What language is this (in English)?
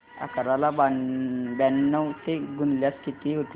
Marathi